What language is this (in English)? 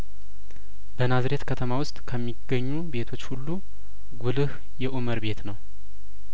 Amharic